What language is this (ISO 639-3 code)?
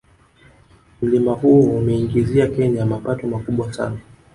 swa